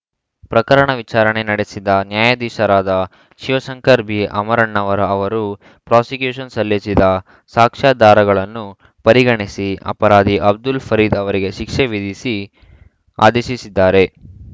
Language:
Kannada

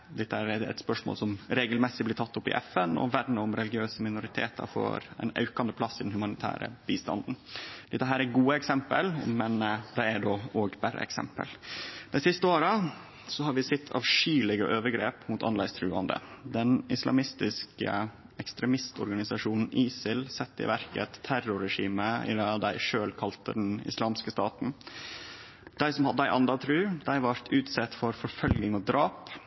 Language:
Norwegian Nynorsk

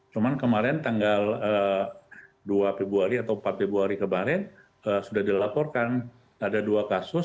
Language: Indonesian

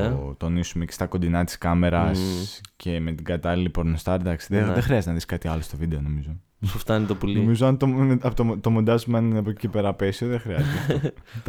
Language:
Greek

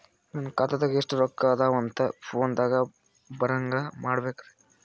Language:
Kannada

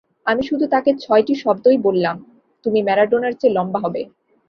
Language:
Bangla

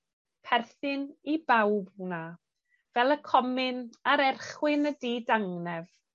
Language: Welsh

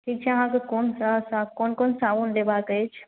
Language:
Maithili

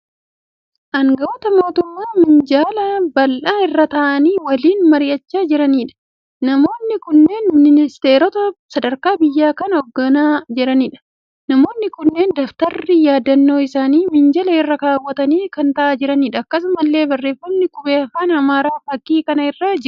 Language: Oromo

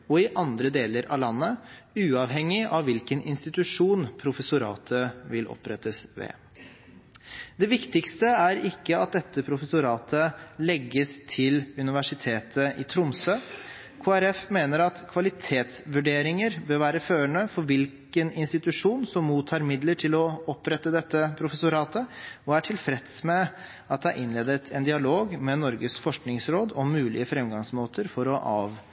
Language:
Norwegian Bokmål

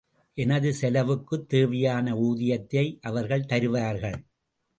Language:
Tamil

